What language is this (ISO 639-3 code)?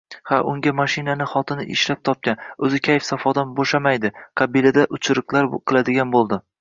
uzb